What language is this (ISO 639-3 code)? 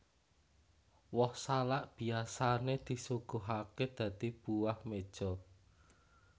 jav